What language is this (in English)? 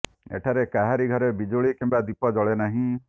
Odia